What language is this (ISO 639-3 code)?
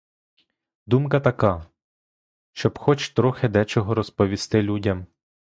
ukr